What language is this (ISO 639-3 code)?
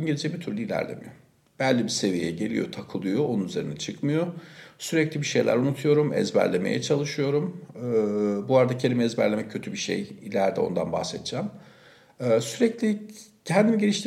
tur